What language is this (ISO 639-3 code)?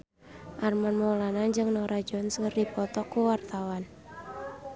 sun